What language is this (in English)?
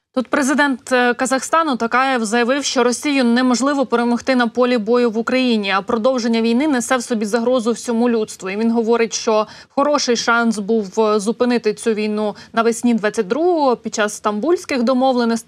Ukrainian